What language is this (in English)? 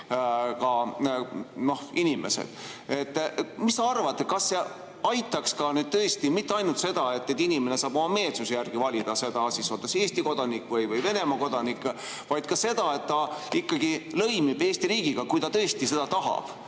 Estonian